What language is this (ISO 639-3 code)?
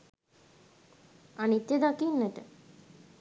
sin